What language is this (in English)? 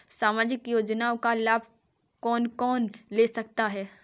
Hindi